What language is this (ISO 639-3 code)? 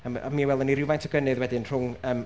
cym